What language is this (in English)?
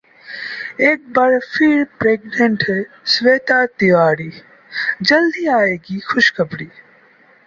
Hindi